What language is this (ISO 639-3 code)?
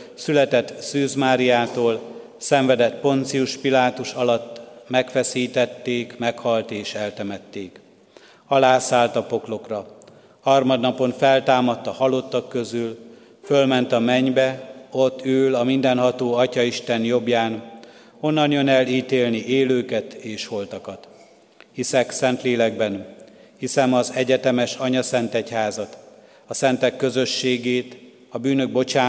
hun